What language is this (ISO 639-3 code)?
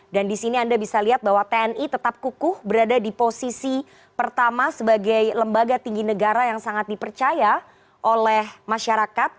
ind